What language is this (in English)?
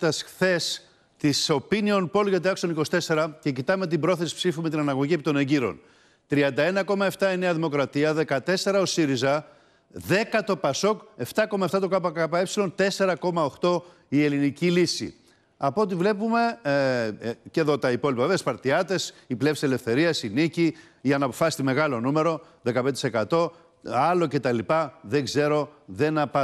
Greek